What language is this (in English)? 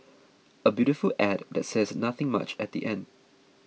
English